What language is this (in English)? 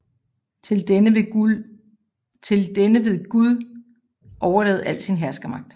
Danish